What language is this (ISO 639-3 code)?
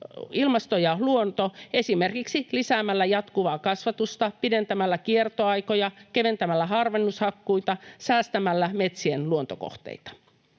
fin